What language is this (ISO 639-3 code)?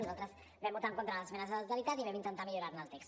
cat